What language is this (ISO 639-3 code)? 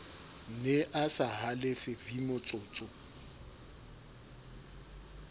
sot